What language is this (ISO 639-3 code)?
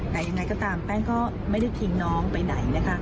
tha